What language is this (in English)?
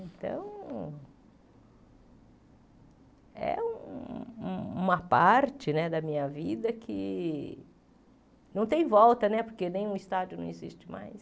Portuguese